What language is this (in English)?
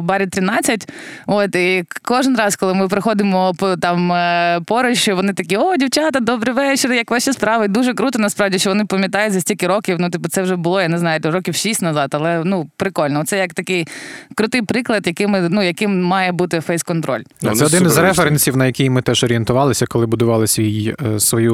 Ukrainian